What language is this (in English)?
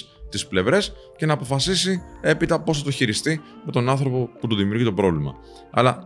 Greek